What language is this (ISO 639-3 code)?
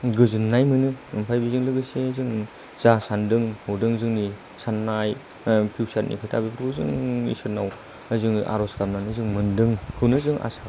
brx